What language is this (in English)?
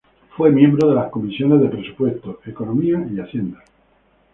Spanish